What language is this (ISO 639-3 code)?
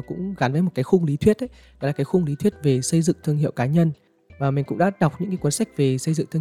vie